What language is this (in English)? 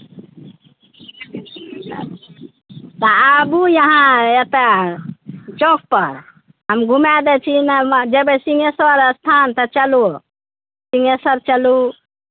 Maithili